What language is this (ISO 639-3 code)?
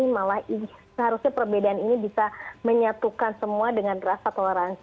ind